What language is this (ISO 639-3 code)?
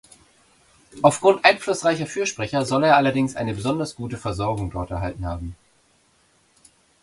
deu